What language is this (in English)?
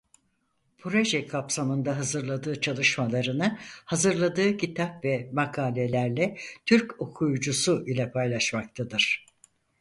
Turkish